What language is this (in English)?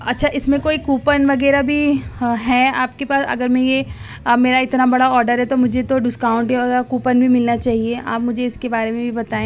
Urdu